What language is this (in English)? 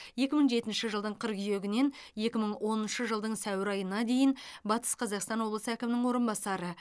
Kazakh